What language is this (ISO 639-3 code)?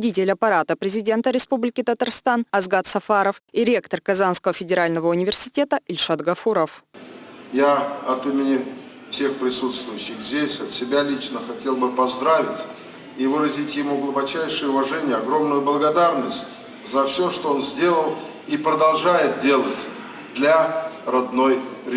rus